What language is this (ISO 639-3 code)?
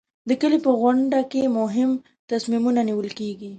pus